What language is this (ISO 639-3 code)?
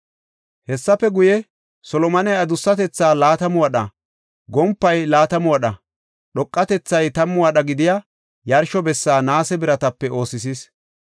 gof